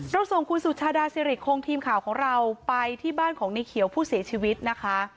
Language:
Thai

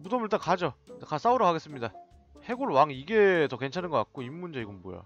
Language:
Korean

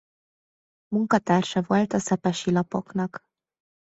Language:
Hungarian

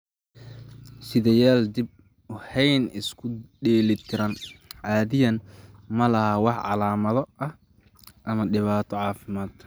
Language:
Somali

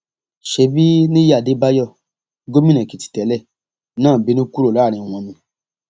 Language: Yoruba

